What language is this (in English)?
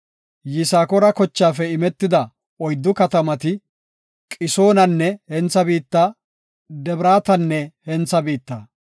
Gofa